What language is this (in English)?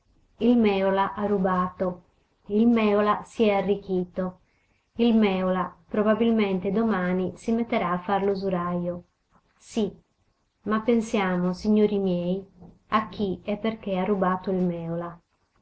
Italian